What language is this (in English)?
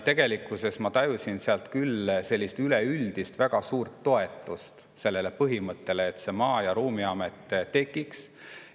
Estonian